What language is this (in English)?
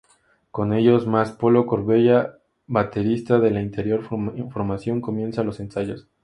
Spanish